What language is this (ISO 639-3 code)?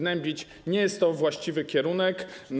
pol